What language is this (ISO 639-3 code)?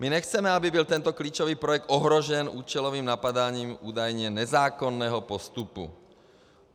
ces